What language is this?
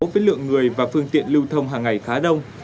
Vietnamese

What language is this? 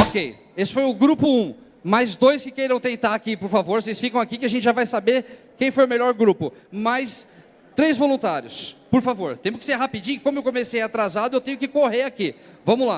Portuguese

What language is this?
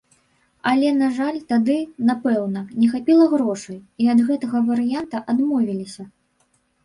Belarusian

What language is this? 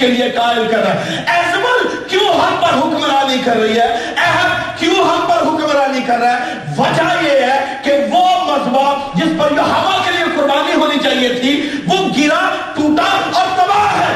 Urdu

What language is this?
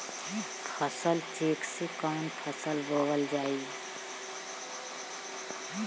Bhojpuri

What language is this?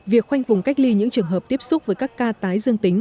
Vietnamese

